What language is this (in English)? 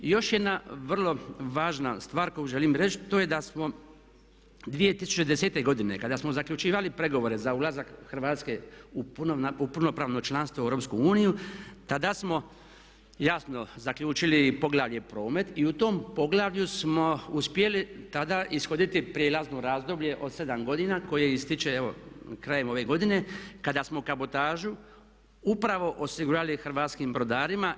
Croatian